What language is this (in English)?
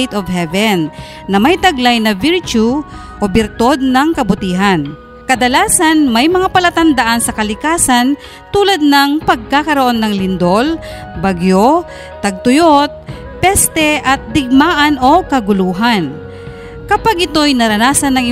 Filipino